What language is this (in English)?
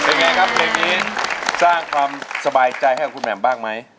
Thai